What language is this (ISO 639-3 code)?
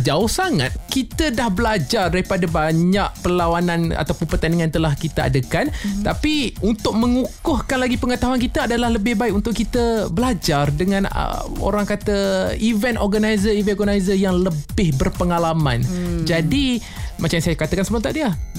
msa